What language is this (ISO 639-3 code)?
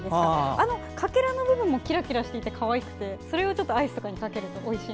jpn